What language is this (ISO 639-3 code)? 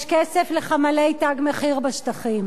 heb